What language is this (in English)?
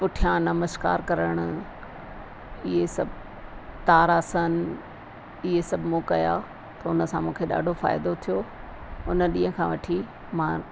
Sindhi